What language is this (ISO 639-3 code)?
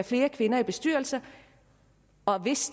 dan